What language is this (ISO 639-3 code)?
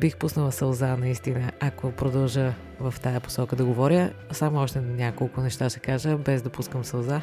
bul